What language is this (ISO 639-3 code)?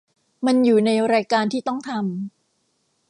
tha